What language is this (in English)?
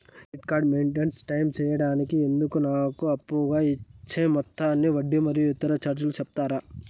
Telugu